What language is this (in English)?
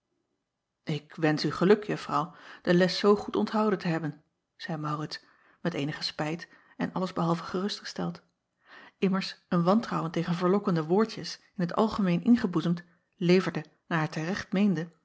Dutch